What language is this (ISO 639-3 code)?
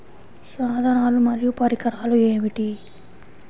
tel